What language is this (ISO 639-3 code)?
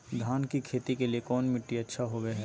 mag